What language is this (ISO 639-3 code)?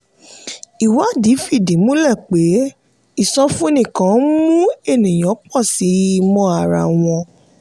yor